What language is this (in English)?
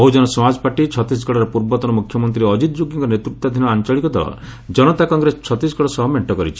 Odia